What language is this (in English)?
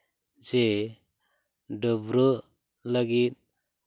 Santali